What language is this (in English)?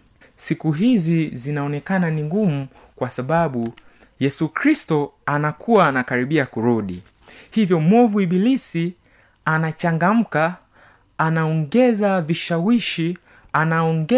Swahili